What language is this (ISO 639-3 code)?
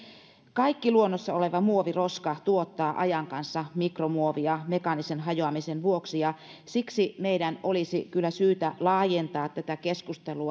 fin